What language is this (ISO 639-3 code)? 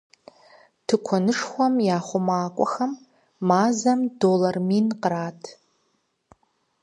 kbd